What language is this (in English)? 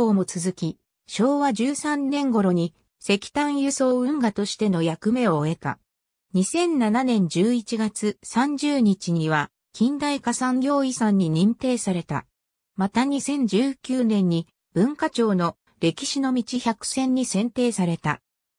Japanese